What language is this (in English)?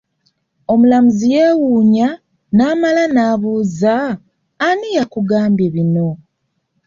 Ganda